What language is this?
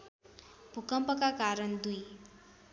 Nepali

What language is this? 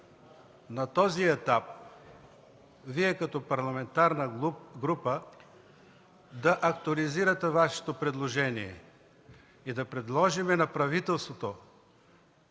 Bulgarian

